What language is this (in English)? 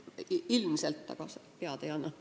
Estonian